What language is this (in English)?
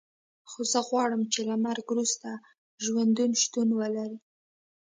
Pashto